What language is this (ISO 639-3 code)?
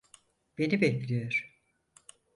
tur